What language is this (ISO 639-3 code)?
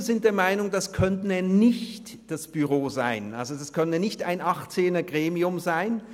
gsw